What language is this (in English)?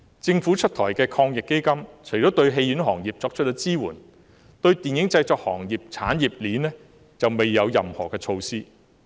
Cantonese